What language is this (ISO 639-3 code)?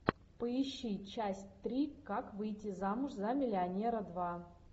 rus